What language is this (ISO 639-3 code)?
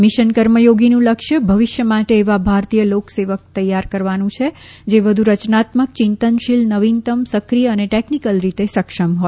guj